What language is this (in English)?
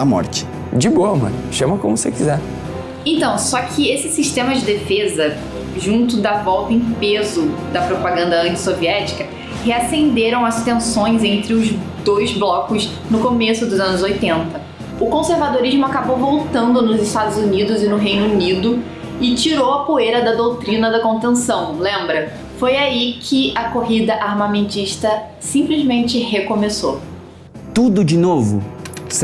Portuguese